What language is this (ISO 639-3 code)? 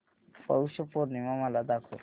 mar